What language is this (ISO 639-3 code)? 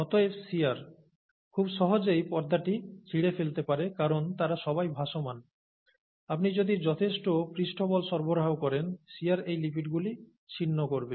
ben